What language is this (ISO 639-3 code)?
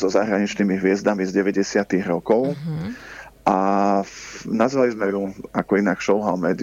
slk